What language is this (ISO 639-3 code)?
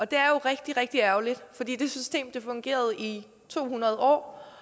dan